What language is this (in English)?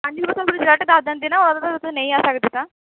Punjabi